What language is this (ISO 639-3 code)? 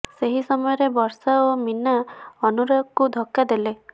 ori